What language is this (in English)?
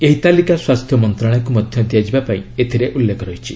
Odia